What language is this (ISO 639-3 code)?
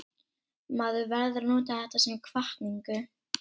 isl